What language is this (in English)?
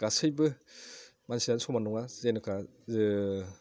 Bodo